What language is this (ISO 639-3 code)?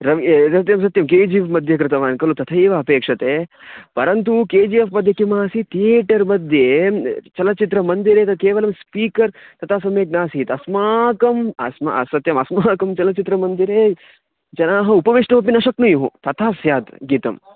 san